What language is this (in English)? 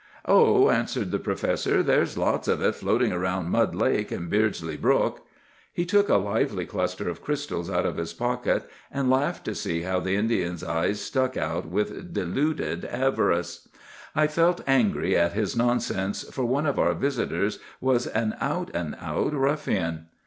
English